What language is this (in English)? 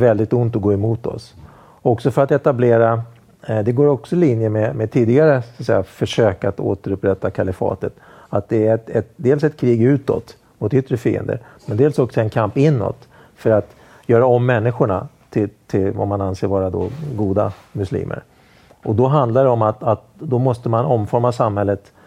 Swedish